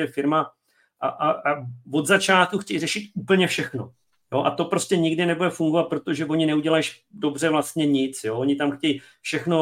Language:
Czech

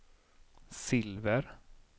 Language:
Swedish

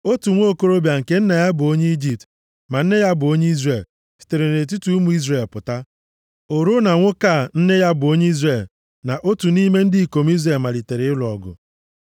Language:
Igbo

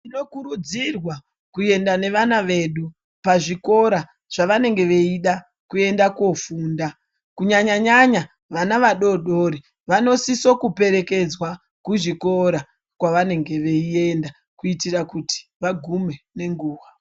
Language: Ndau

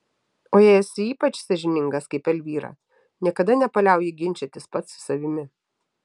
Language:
Lithuanian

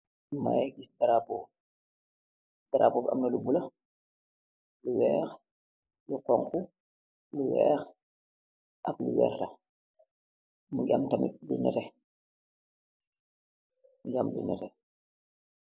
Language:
Wolof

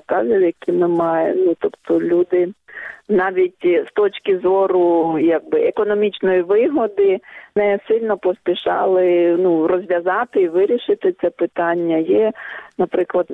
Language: Ukrainian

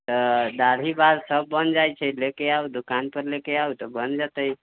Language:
Maithili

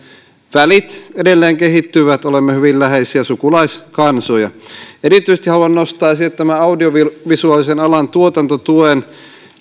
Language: Finnish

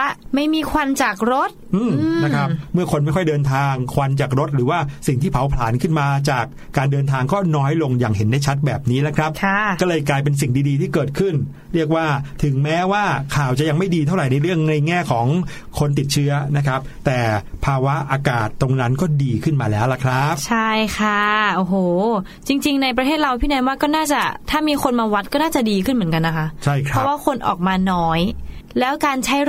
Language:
Thai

